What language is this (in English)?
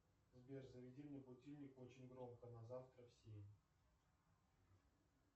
Russian